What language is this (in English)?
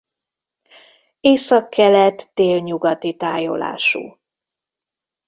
Hungarian